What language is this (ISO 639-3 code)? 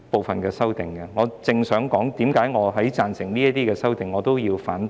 yue